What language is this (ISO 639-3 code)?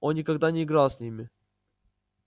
rus